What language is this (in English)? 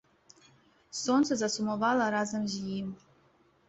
Belarusian